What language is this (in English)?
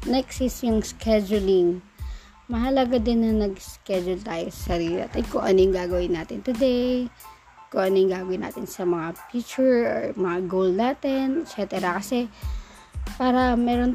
Filipino